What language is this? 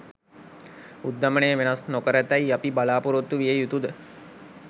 Sinhala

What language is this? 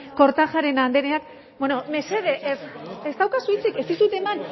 Basque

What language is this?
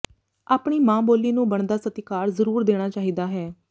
Punjabi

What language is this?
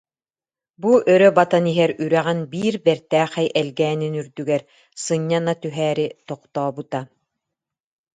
Yakut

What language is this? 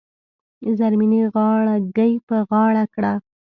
Pashto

